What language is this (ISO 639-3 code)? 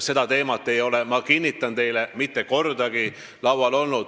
est